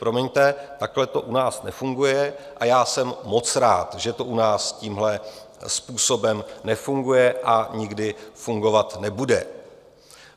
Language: Czech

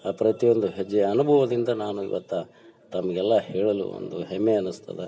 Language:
Kannada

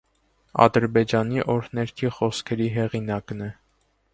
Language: Armenian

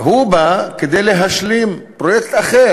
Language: Hebrew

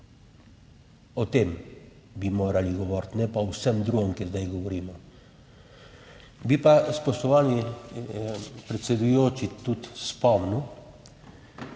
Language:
Slovenian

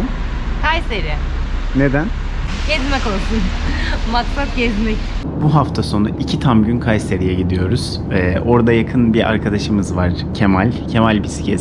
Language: Turkish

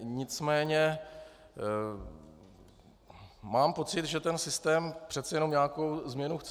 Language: Czech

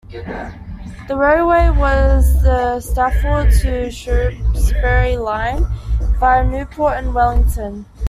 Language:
English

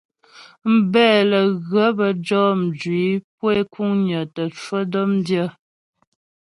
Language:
Ghomala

